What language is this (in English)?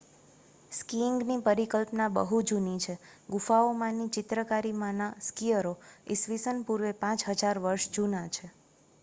Gujarati